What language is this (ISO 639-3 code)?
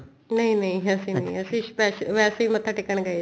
pan